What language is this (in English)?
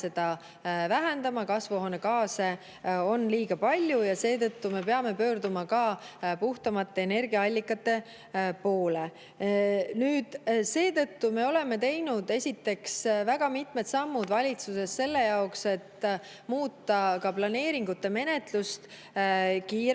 Estonian